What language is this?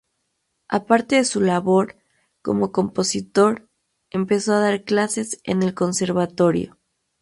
Spanish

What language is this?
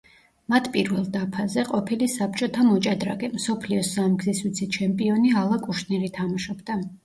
Georgian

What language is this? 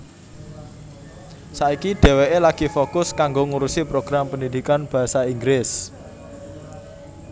Javanese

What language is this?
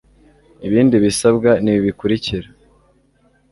Kinyarwanda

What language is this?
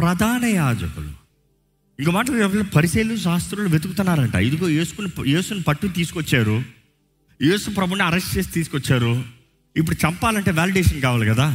Telugu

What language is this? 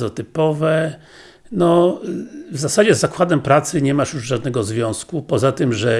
Polish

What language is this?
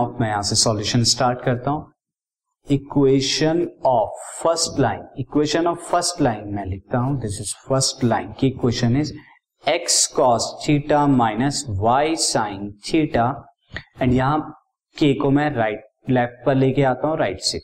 Hindi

